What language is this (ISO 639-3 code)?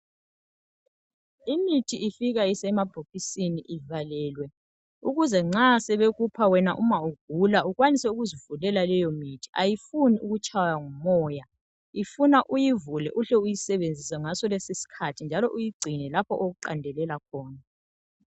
nde